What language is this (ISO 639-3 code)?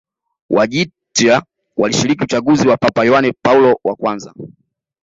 swa